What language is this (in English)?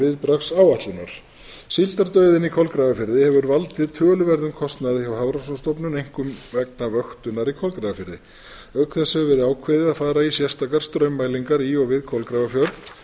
Icelandic